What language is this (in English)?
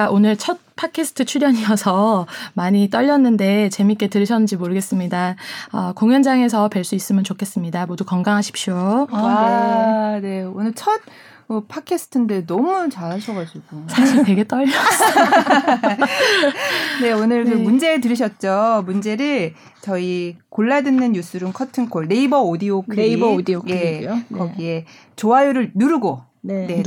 Korean